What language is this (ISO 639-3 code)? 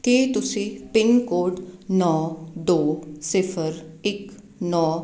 pan